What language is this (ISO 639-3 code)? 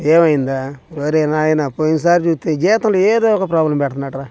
tel